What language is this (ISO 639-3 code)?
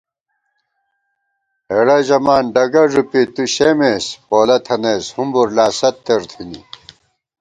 gwt